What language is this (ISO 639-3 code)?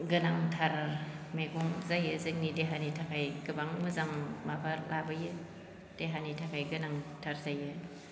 brx